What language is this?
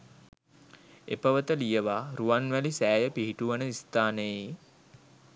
Sinhala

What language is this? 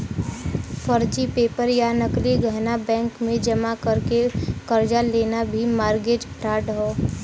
Bhojpuri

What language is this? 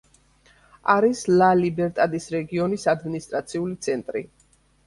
Georgian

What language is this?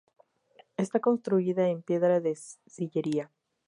Spanish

